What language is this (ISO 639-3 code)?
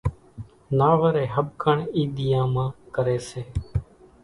gjk